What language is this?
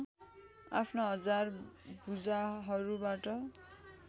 Nepali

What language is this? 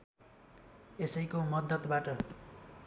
Nepali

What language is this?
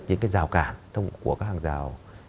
Vietnamese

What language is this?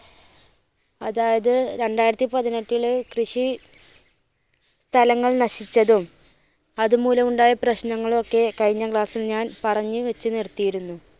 Malayalam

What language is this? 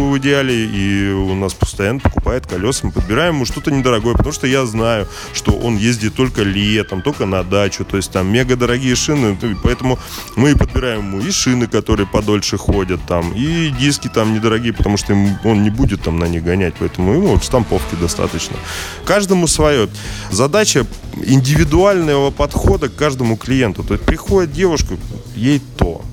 Russian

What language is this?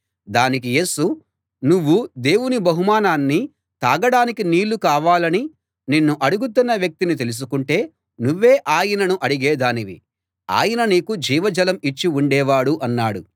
Telugu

